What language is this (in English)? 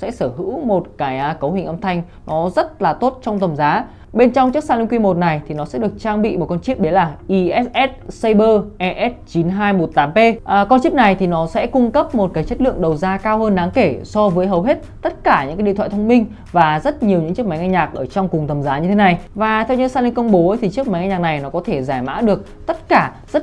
Vietnamese